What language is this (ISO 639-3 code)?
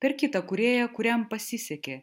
lit